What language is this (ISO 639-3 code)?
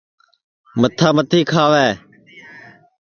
ssi